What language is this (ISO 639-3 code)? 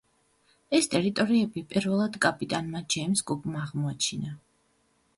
kat